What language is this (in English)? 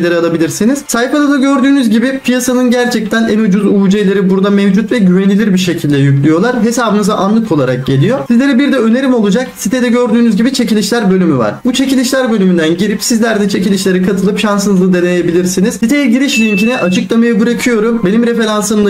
Turkish